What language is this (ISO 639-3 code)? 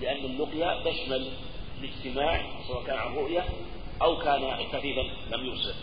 ara